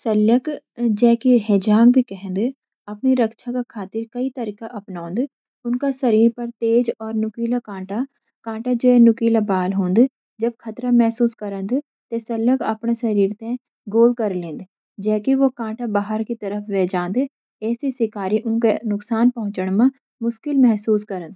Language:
Garhwali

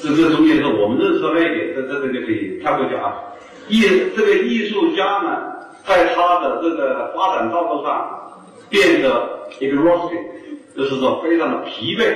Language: Chinese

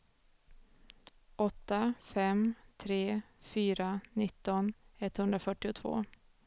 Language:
Swedish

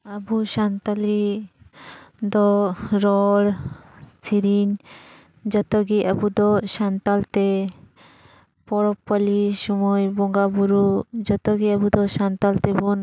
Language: Santali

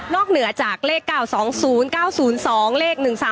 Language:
Thai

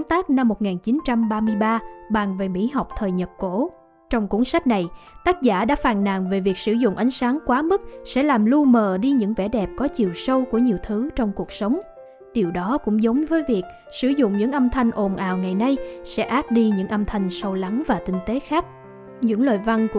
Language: Vietnamese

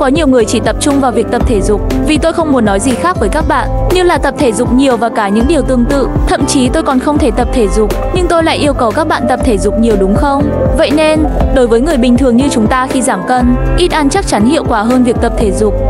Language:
Vietnamese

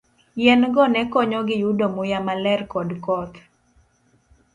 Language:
Luo (Kenya and Tanzania)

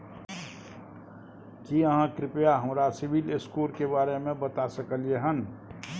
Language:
Maithili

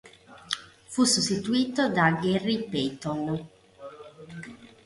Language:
Italian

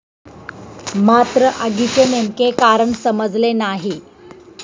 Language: Marathi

